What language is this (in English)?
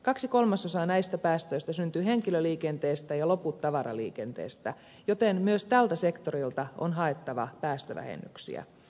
Finnish